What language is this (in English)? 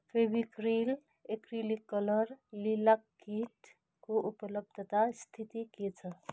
Nepali